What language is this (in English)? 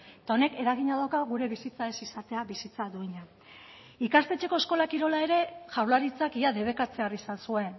Basque